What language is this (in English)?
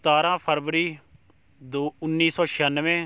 Punjabi